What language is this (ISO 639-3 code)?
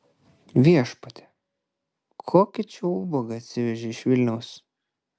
lit